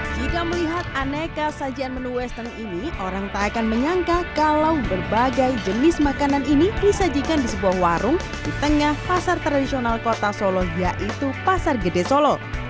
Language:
Indonesian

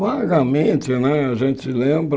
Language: Portuguese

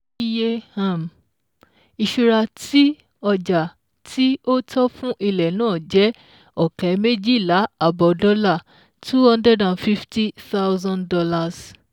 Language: Yoruba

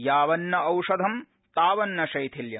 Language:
Sanskrit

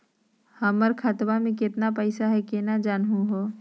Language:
Magahi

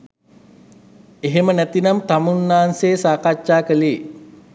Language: Sinhala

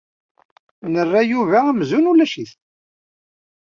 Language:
Kabyle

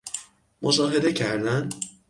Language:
Persian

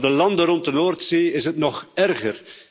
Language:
Dutch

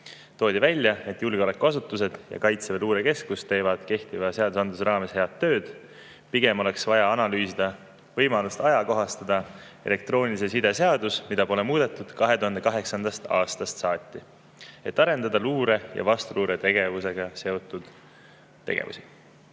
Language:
Estonian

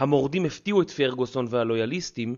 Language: Hebrew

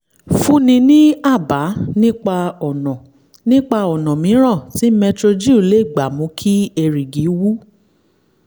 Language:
Yoruba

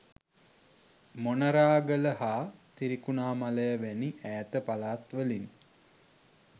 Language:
Sinhala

